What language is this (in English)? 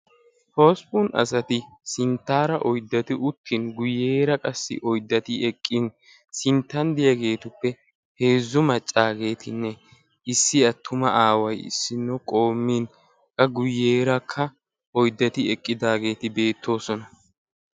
Wolaytta